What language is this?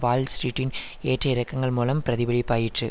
Tamil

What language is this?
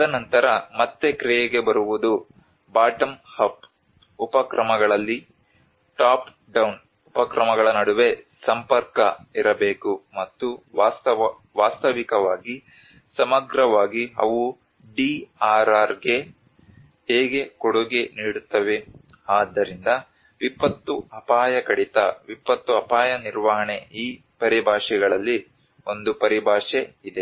Kannada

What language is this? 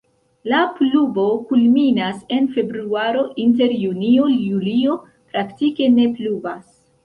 Esperanto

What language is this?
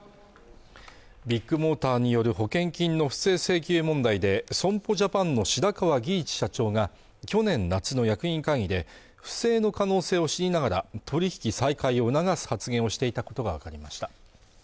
Japanese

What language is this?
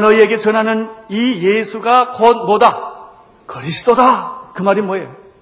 Korean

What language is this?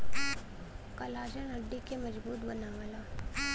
Bhojpuri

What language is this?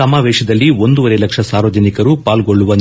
Kannada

